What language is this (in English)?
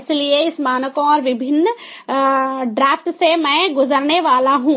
Hindi